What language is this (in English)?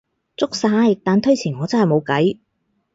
Cantonese